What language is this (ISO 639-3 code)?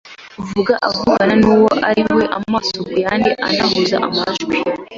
kin